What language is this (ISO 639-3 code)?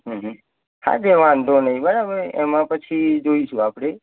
guj